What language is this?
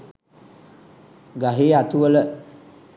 Sinhala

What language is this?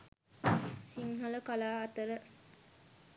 Sinhala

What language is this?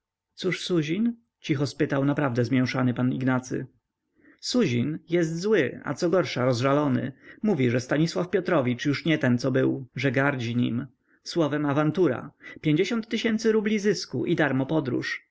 Polish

